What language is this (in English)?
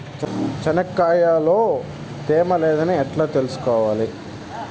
Telugu